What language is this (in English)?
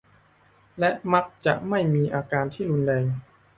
Thai